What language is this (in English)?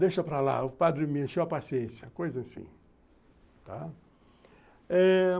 Portuguese